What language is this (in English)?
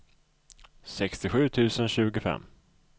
Swedish